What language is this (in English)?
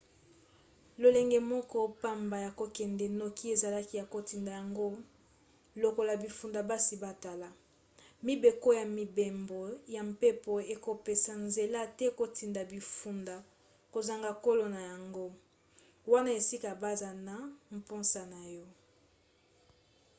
Lingala